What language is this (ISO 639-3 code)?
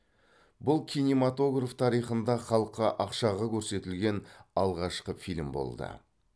kaz